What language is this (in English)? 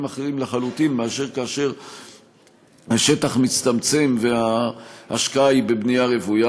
Hebrew